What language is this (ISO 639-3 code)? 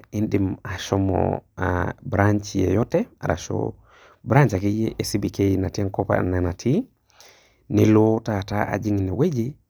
mas